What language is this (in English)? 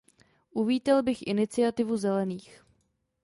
Czech